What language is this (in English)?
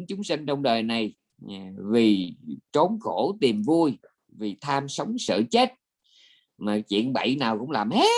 Vietnamese